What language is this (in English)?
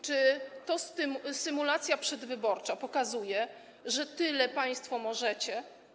Polish